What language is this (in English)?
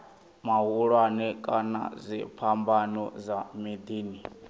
Venda